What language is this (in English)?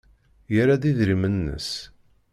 Kabyle